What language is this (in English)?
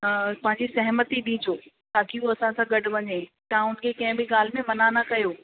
Sindhi